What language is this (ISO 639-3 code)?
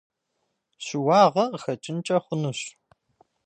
kbd